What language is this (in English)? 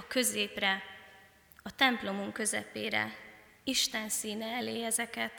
Hungarian